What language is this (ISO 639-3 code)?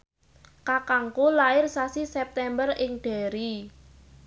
jav